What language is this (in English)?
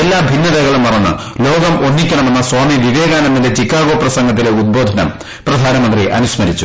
Malayalam